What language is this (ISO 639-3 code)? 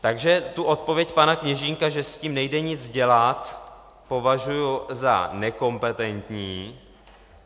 ces